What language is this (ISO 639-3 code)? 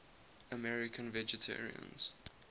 eng